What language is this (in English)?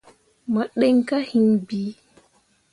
Mundang